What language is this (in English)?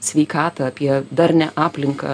Lithuanian